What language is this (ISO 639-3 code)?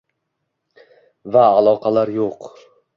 uzb